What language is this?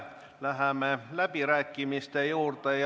Estonian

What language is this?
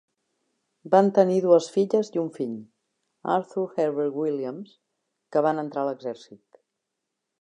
Catalan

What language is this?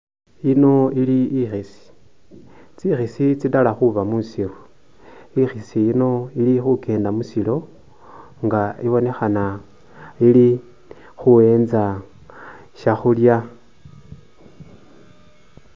Masaaba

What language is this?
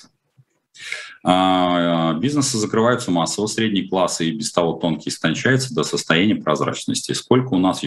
Russian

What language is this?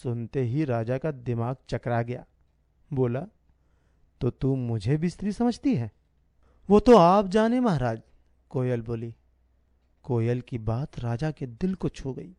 Hindi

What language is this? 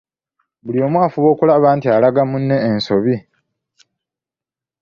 Ganda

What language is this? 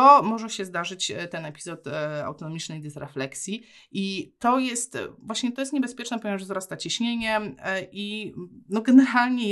Polish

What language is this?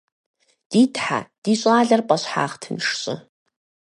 Kabardian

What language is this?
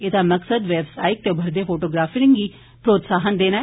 Dogri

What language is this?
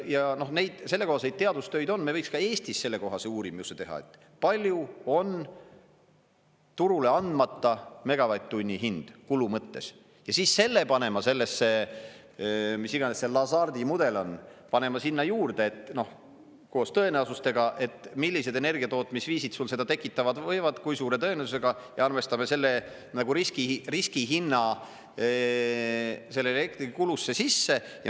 Estonian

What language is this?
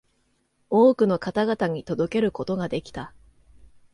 Japanese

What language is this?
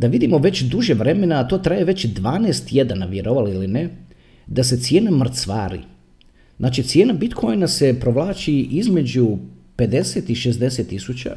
Croatian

